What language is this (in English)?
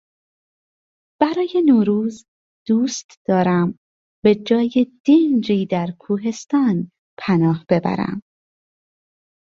Persian